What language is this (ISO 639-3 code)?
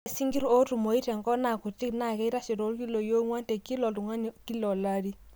mas